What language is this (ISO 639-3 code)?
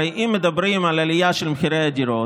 heb